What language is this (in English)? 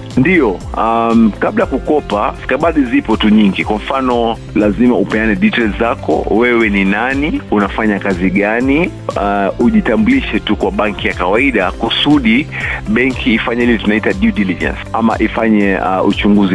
Swahili